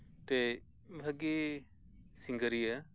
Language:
Santali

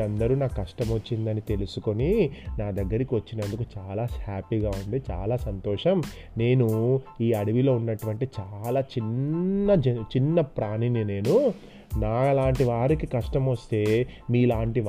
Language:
Telugu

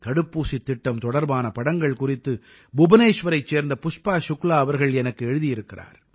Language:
Tamil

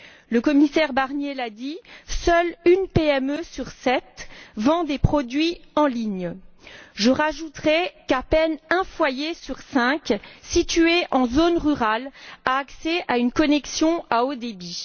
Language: French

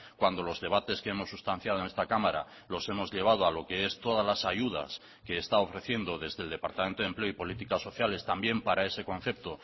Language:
Spanish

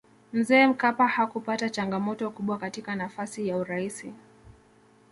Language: Swahili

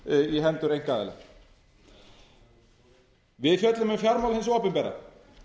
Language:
Icelandic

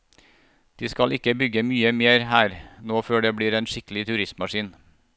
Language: Norwegian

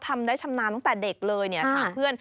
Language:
Thai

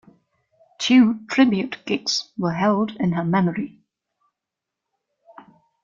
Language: English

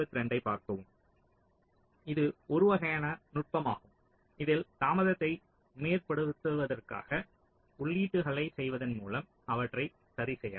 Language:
Tamil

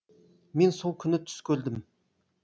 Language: Kazakh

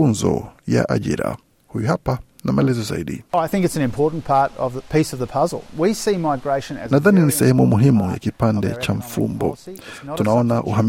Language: Swahili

